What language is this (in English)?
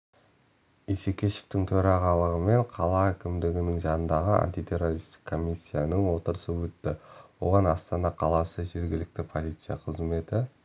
Kazakh